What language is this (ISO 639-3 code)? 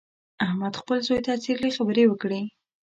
pus